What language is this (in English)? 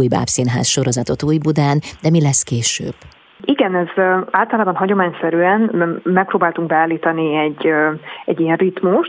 Hungarian